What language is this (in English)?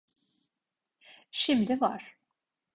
Turkish